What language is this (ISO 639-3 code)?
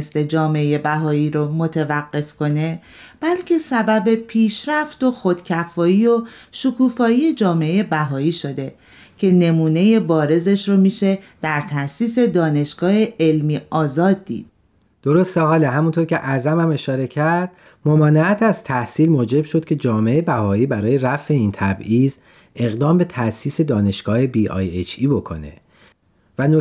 fas